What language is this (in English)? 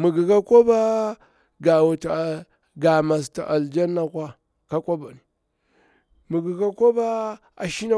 Bura-Pabir